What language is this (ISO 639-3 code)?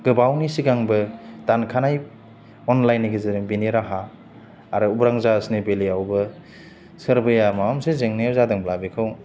brx